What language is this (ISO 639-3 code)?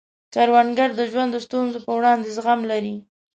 pus